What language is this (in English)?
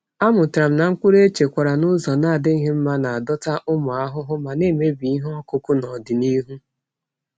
Igbo